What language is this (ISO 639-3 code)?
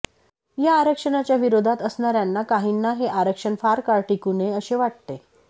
mar